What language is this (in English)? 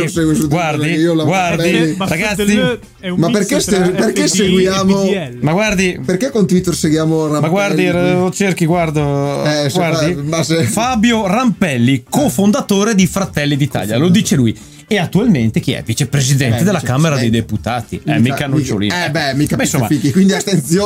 Italian